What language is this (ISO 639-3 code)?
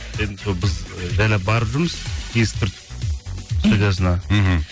kaz